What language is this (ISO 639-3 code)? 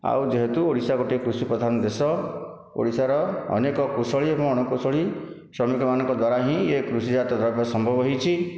ori